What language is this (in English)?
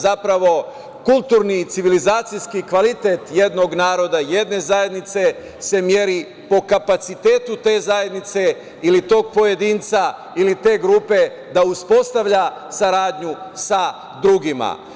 Serbian